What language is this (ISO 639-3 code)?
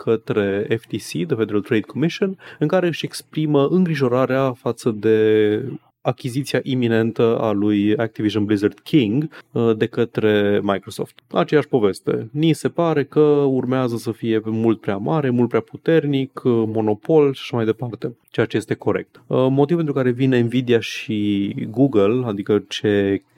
ron